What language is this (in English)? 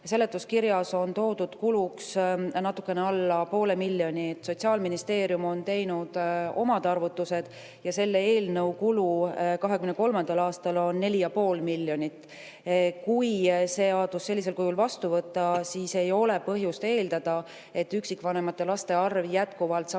Estonian